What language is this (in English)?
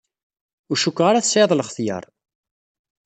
Kabyle